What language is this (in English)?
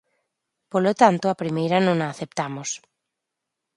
Galician